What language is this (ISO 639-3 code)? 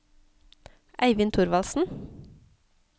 nor